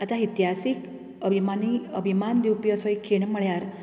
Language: Konkani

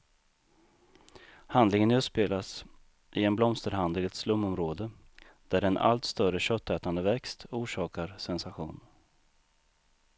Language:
Swedish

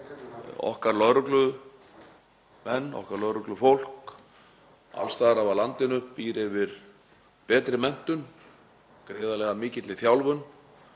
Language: Icelandic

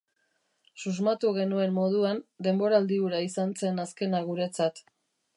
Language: Basque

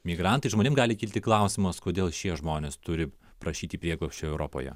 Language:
Lithuanian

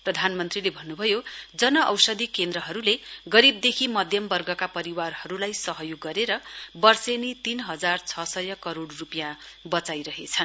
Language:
Nepali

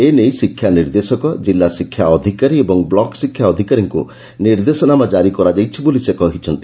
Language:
Odia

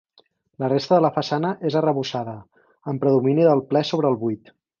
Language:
Catalan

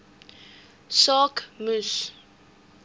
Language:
Afrikaans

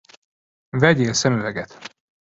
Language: Hungarian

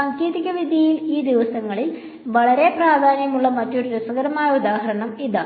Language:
Malayalam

